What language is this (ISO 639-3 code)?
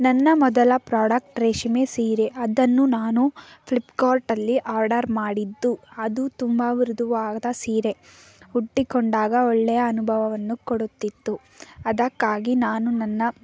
kan